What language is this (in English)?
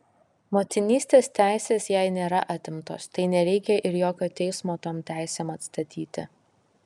Lithuanian